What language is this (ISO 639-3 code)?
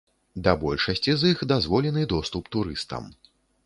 bel